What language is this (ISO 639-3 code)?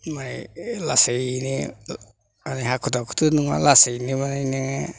brx